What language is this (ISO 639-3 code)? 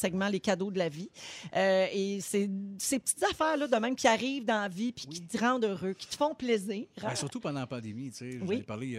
fra